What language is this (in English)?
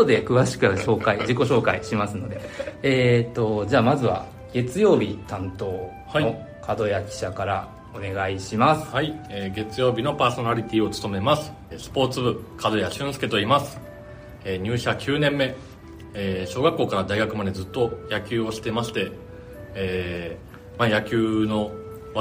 Japanese